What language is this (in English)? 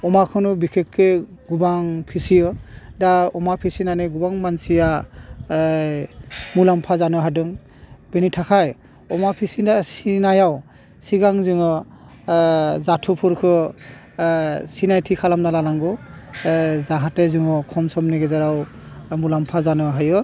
Bodo